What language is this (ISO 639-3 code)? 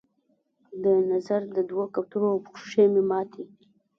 pus